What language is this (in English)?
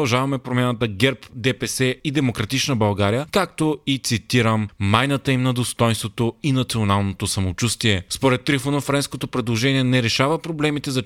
Bulgarian